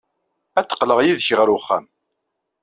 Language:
Kabyle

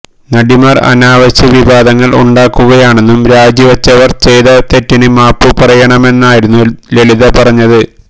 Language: Malayalam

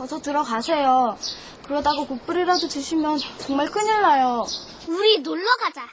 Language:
Korean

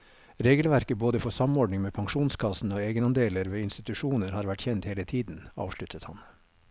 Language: Norwegian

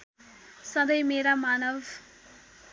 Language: Nepali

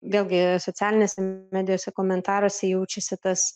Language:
Lithuanian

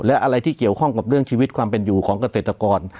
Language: Thai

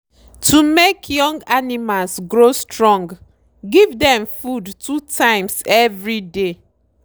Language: Nigerian Pidgin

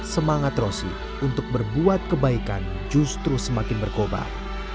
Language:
Indonesian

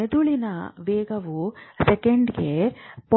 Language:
Kannada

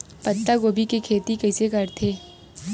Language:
Chhattisgarhi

